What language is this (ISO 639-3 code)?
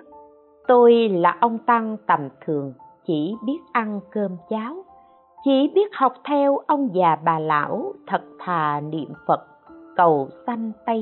vie